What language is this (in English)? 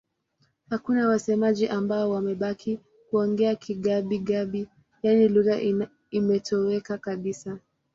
Swahili